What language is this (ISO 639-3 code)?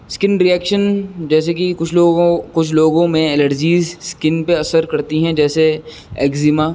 urd